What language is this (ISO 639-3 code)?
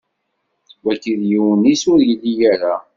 kab